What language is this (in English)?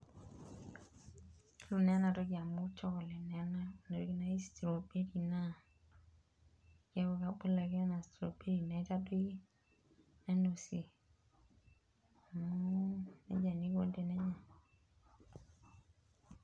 Masai